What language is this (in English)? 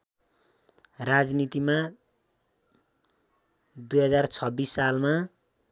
Nepali